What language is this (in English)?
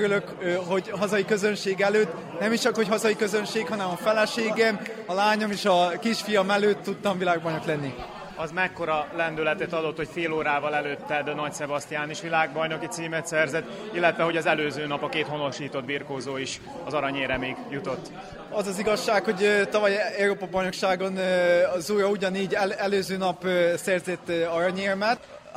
Hungarian